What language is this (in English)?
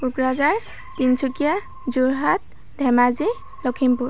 Assamese